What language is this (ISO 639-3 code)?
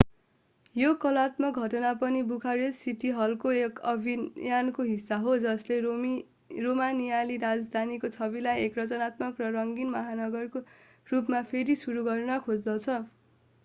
nep